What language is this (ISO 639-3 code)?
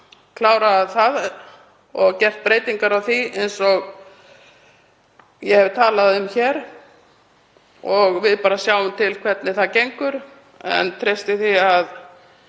isl